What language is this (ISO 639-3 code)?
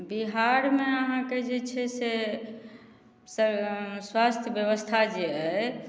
mai